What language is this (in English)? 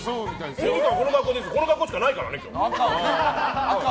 Japanese